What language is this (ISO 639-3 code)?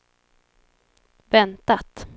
swe